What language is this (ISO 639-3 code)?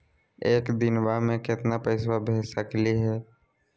mag